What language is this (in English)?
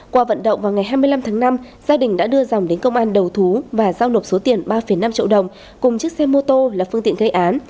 Vietnamese